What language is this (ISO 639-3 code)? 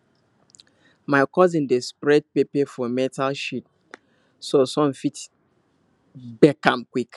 pcm